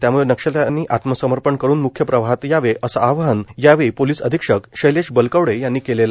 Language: Marathi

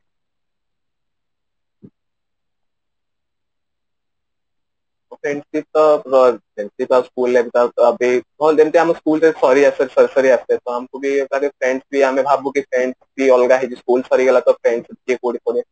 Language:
Odia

